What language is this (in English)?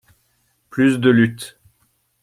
French